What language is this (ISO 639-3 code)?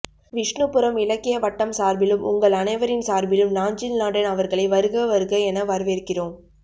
tam